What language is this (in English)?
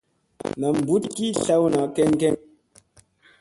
Musey